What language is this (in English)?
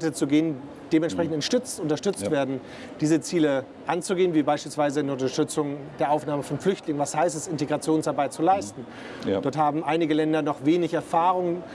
German